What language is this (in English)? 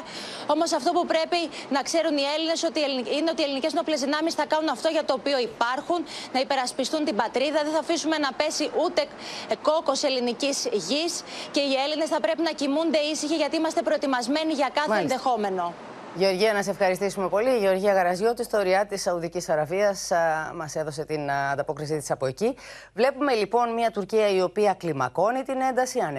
Greek